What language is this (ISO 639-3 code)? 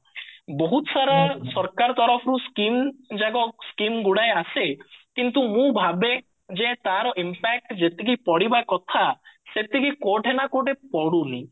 ori